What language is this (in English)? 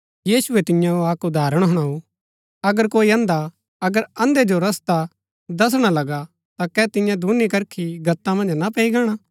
Gaddi